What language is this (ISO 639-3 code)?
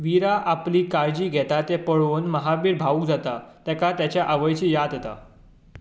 kok